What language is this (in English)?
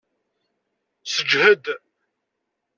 Kabyle